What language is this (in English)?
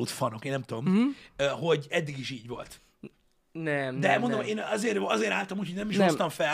Hungarian